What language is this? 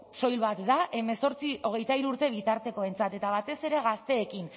Basque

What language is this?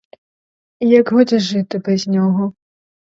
Ukrainian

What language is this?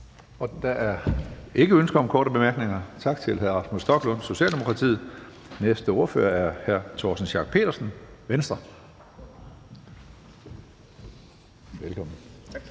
Danish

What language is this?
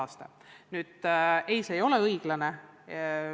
Estonian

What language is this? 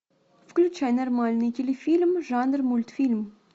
Russian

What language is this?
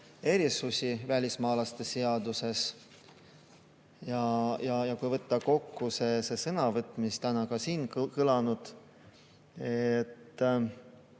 Estonian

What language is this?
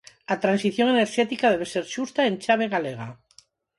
Galician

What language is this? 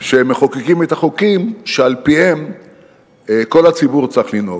Hebrew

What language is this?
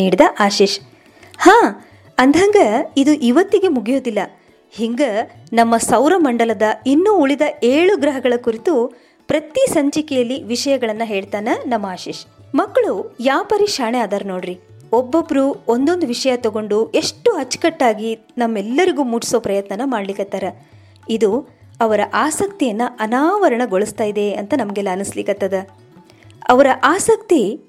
Kannada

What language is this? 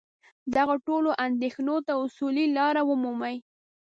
Pashto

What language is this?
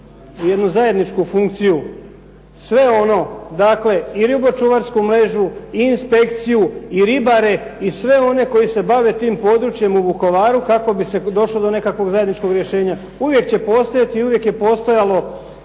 Croatian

